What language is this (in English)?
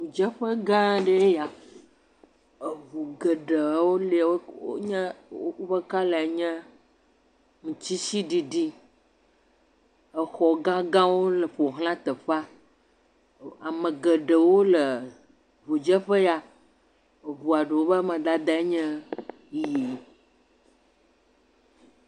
Ewe